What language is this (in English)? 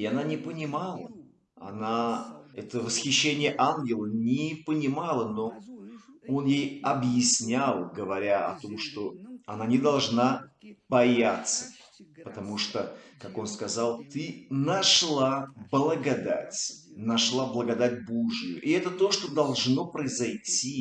Russian